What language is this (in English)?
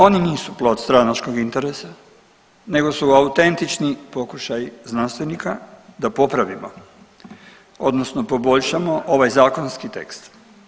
Croatian